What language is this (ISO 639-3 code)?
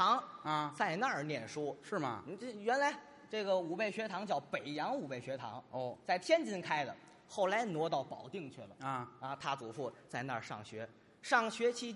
zho